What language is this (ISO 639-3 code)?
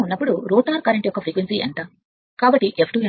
tel